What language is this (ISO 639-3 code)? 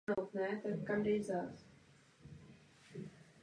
ces